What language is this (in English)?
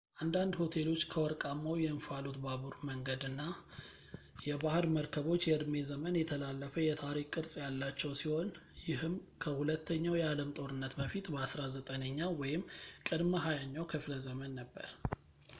Amharic